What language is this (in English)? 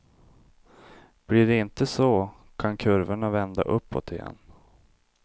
Swedish